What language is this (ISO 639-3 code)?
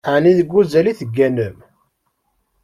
kab